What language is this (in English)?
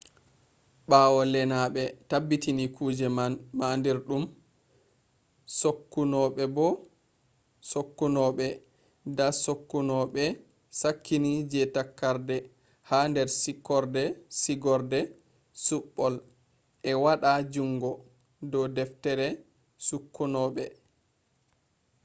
Fula